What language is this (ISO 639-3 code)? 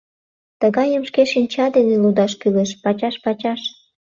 chm